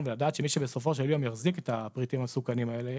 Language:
Hebrew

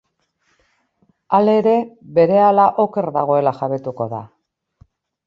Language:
Basque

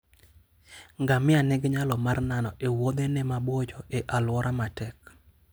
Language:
Luo (Kenya and Tanzania)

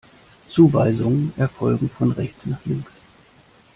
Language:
German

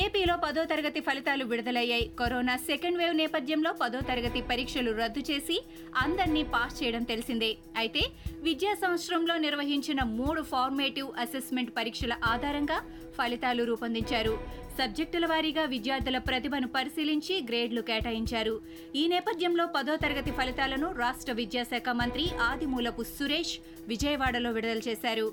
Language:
Telugu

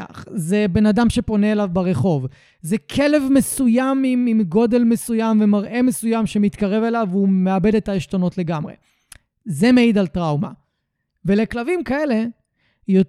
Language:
Hebrew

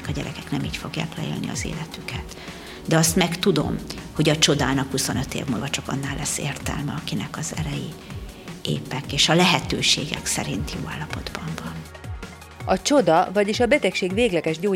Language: Hungarian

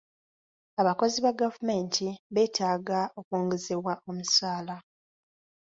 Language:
Ganda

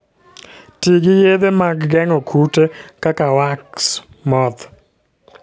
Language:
Luo (Kenya and Tanzania)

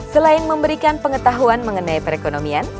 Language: Indonesian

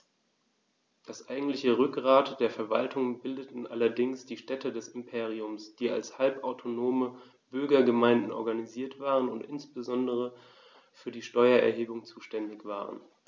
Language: German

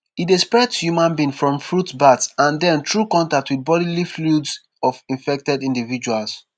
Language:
Nigerian Pidgin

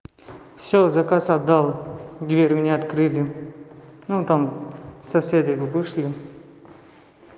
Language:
Russian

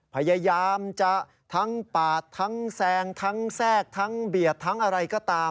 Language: Thai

